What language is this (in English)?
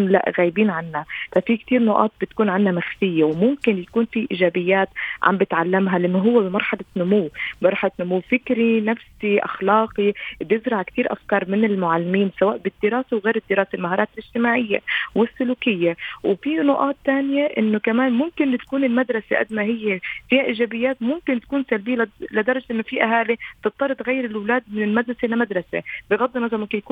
Arabic